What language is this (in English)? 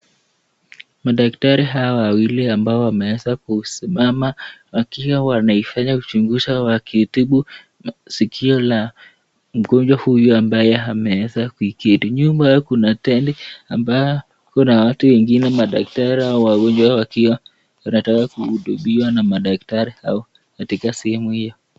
Swahili